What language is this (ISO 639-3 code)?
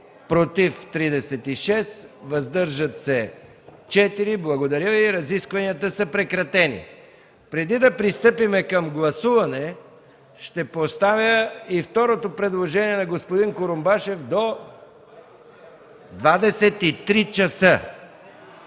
bul